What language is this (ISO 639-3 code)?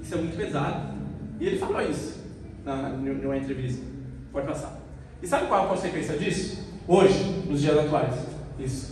por